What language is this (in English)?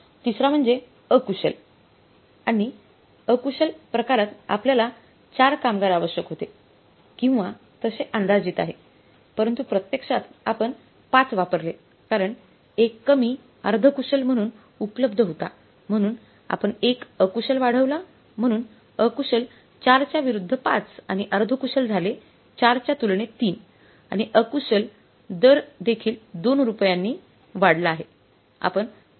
Marathi